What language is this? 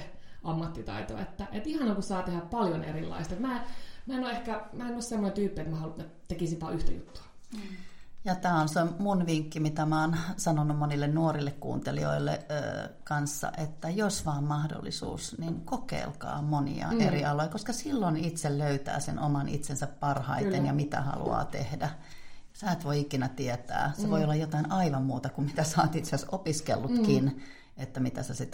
Finnish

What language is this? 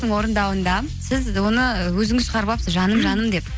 Kazakh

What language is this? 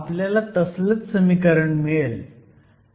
Marathi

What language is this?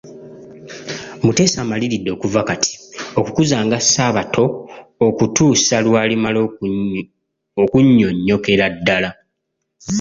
Ganda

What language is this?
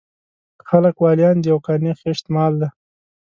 Pashto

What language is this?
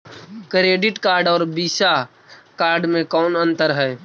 Magahi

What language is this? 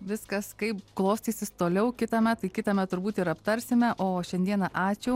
Lithuanian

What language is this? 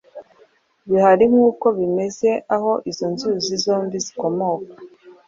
Kinyarwanda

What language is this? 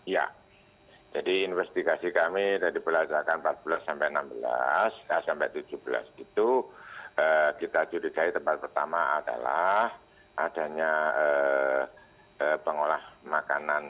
Indonesian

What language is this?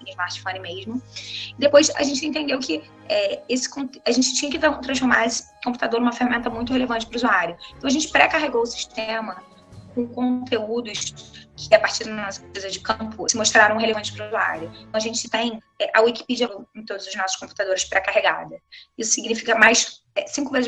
Portuguese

